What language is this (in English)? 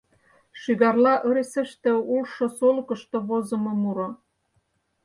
Mari